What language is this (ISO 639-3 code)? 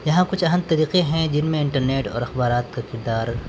urd